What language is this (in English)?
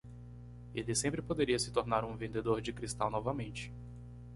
Portuguese